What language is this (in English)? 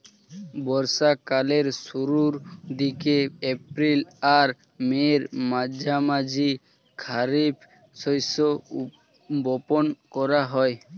Bangla